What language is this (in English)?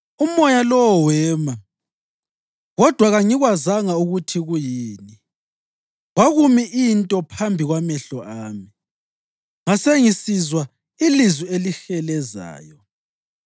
North Ndebele